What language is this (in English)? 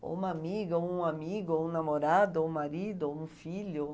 Portuguese